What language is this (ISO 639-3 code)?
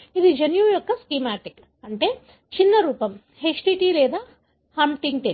tel